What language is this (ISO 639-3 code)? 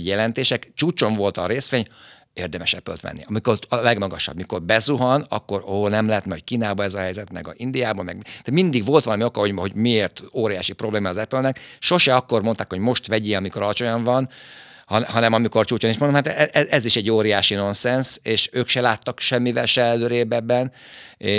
hun